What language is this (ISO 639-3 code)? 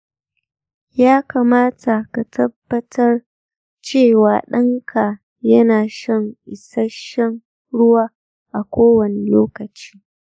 hau